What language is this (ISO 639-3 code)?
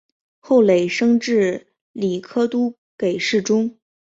zho